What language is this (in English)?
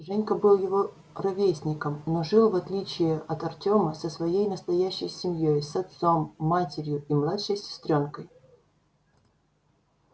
Russian